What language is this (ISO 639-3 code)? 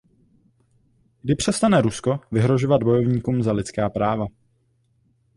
ces